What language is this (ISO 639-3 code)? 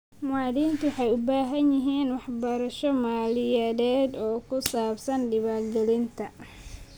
som